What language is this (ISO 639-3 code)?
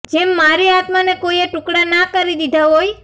guj